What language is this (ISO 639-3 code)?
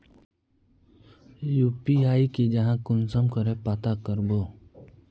mag